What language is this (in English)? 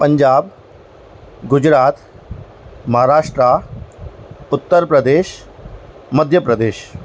Sindhi